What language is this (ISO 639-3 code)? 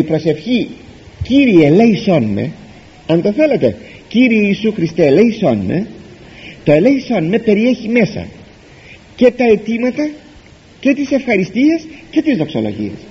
ell